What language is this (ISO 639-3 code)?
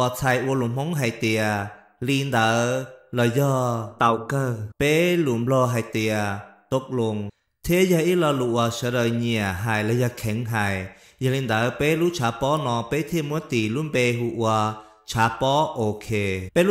tha